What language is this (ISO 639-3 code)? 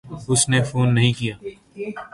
urd